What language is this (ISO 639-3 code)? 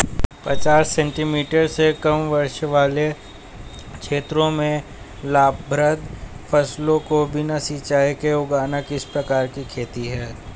hin